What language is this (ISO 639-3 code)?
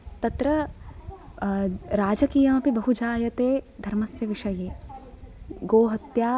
san